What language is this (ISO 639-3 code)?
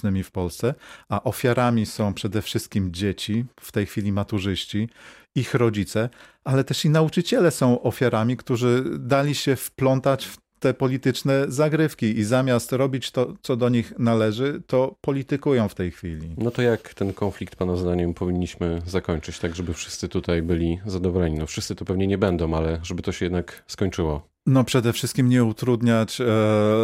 pol